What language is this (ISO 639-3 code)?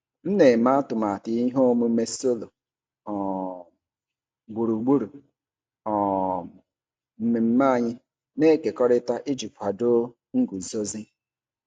ibo